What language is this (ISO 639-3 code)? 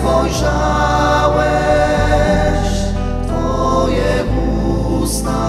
pol